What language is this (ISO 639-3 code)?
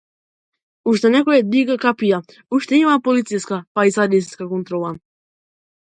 mkd